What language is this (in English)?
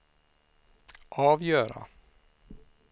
Swedish